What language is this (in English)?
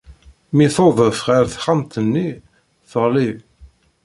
Kabyle